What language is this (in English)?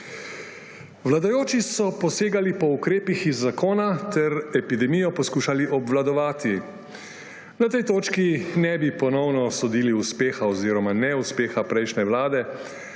Slovenian